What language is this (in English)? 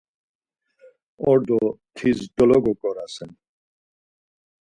Laz